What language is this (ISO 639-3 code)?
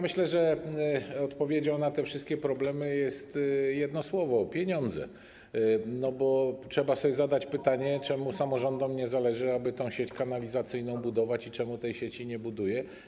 pol